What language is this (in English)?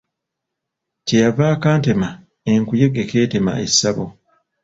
Ganda